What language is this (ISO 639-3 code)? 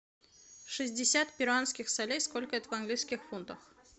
rus